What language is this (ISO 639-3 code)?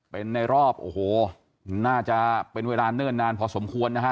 tha